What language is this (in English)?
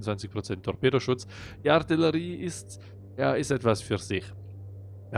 German